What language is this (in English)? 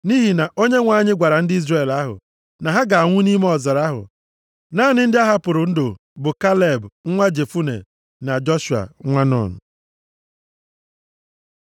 Igbo